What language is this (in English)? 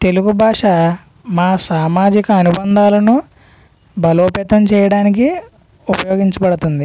Telugu